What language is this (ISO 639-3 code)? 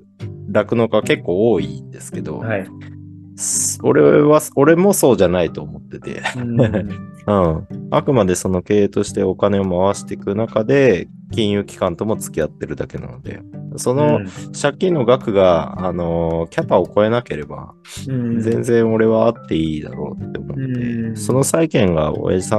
jpn